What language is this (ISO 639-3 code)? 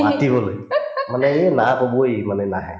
asm